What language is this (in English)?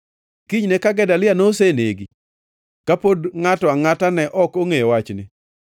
Luo (Kenya and Tanzania)